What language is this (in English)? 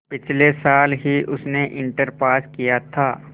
Hindi